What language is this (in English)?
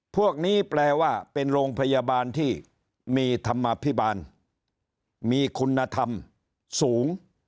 Thai